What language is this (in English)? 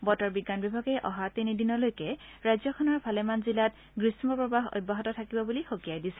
Assamese